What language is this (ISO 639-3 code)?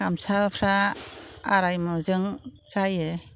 brx